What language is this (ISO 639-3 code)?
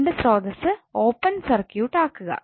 mal